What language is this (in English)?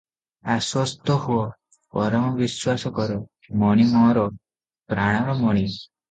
Odia